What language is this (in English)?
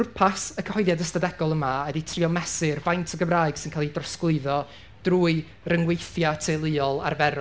Welsh